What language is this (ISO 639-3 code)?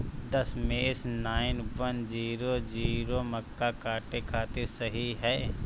bho